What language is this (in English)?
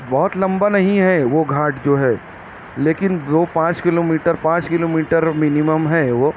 Urdu